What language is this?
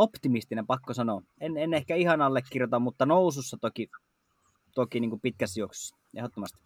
Finnish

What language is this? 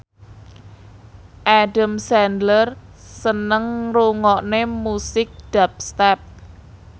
Javanese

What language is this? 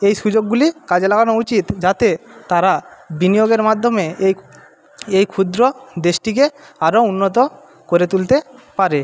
Bangla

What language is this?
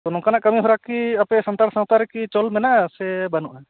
Santali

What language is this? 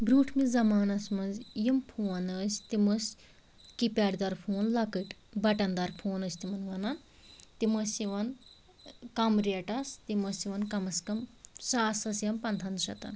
Kashmiri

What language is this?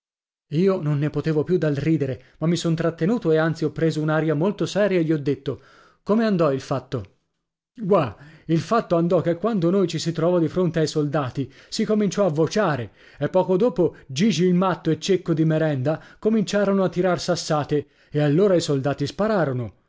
Italian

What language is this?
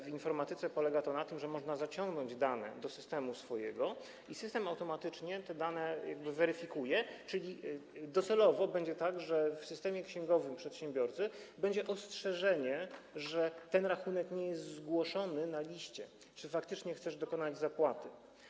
Polish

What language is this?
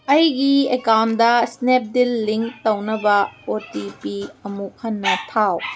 Manipuri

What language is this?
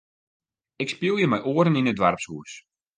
Western Frisian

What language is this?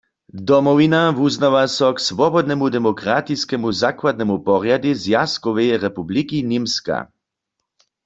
Upper Sorbian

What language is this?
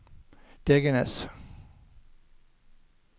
Norwegian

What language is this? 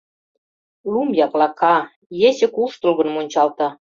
Mari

